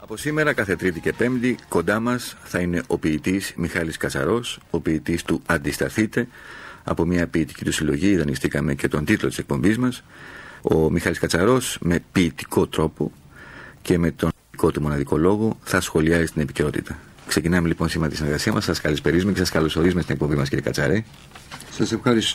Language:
Greek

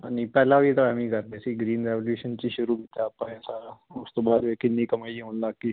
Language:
Punjabi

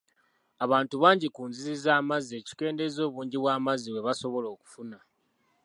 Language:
Ganda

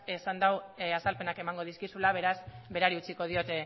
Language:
Basque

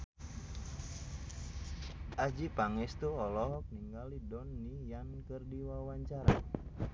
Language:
Sundanese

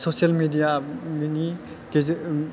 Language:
Bodo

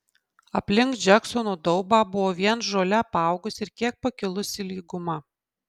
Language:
Lithuanian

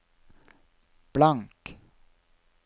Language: Norwegian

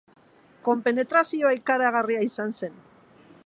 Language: Basque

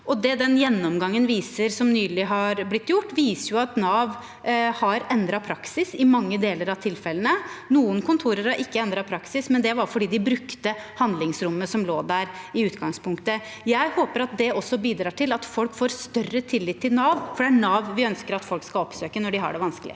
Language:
Norwegian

